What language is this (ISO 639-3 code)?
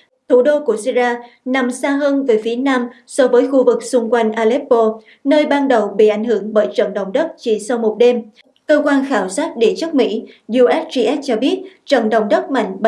vie